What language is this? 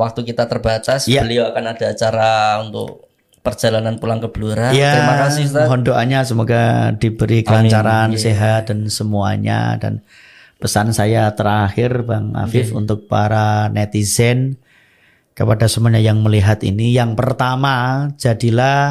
Indonesian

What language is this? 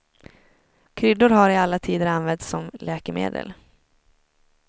Swedish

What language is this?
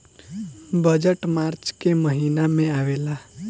Bhojpuri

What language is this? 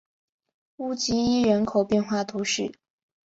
Chinese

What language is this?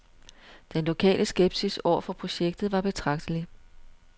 Danish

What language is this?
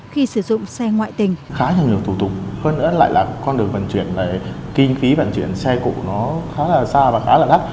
Vietnamese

